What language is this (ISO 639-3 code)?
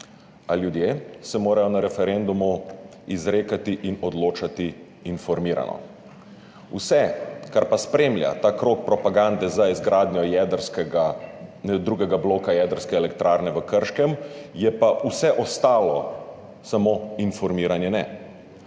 slv